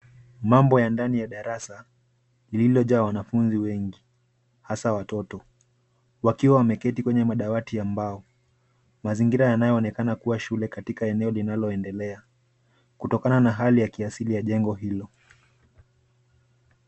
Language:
Swahili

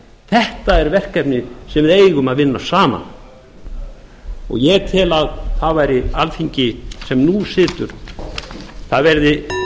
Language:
Icelandic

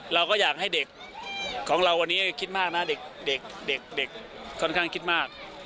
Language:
Thai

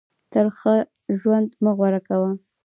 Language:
Pashto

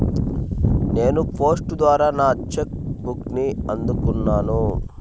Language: Telugu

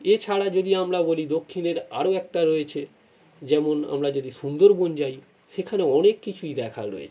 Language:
Bangla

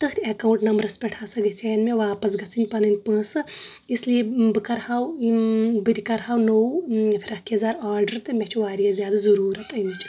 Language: Kashmiri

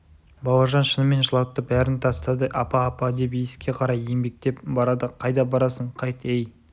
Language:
Kazakh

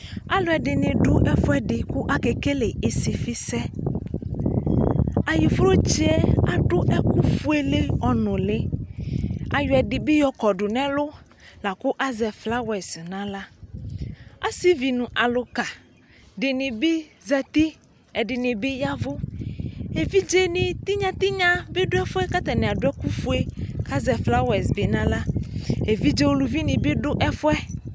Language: Ikposo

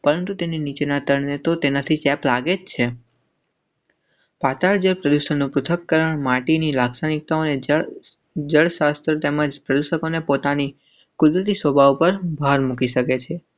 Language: Gujarati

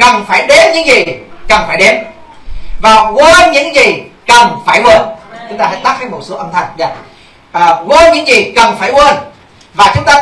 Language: Vietnamese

